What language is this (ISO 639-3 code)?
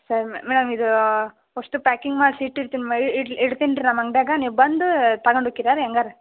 kan